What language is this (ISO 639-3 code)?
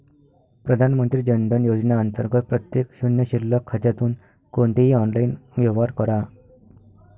mar